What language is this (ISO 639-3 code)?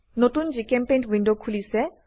asm